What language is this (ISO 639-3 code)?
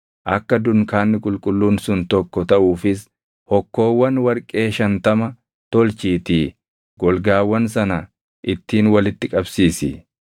orm